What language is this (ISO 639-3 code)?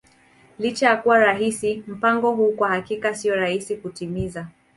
swa